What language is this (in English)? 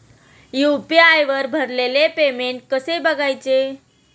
Marathi